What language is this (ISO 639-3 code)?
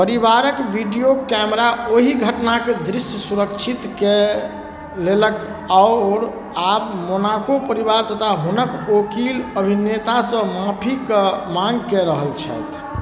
mai